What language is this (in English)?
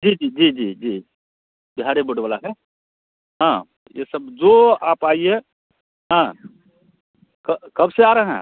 Hindi